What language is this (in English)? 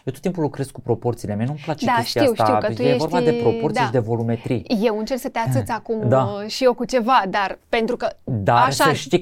Romanian